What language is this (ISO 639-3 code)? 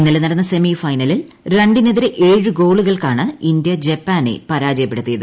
mal